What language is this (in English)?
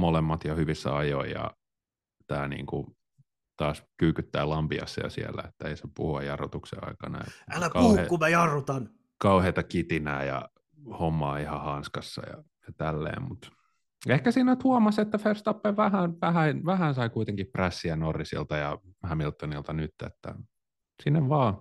Finnish